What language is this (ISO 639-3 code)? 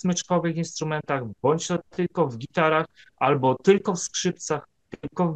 pol